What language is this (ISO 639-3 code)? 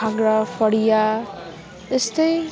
nep